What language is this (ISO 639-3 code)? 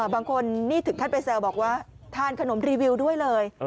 tha